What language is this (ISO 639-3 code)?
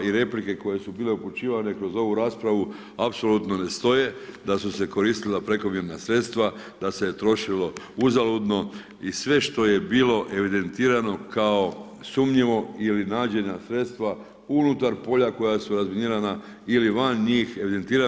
hrv